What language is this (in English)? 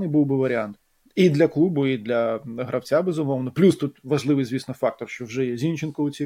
Ukrainian